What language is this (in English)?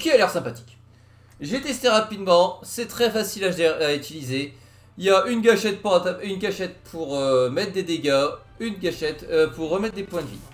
French